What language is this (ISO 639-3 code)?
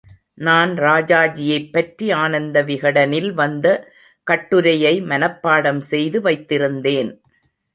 tam